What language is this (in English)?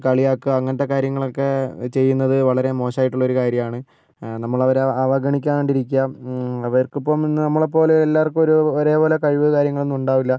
Malayalam